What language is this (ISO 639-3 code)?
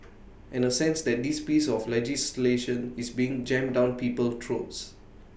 eng